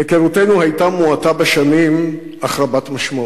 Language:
Hebrew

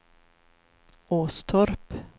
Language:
Swedish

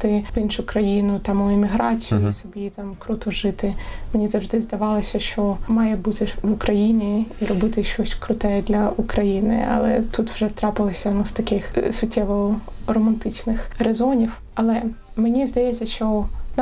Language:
Ukrainian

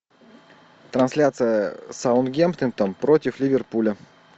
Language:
Russian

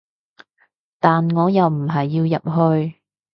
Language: Cantonese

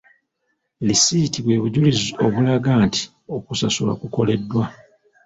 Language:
Ganda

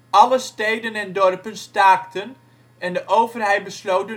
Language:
Dutch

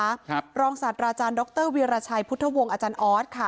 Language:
Thai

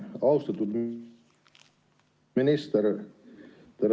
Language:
Estonian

